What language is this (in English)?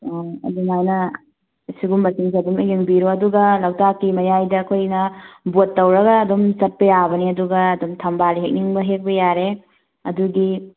Manipuri